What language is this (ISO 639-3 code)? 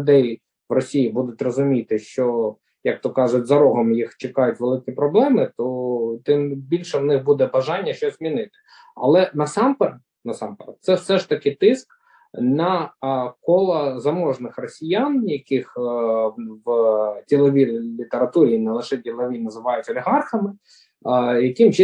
ukr